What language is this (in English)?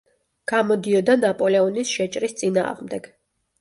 Georgian